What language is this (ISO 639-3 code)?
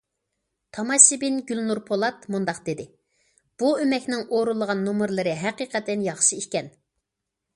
uig